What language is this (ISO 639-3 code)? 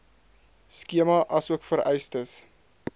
afr